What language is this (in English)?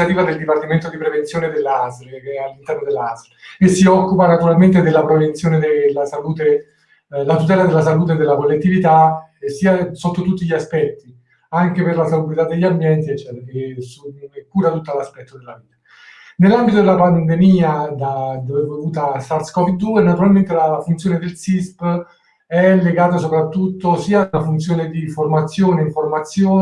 Italian